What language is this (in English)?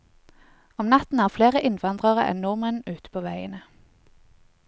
Norwegian